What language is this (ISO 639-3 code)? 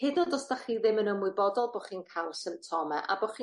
cym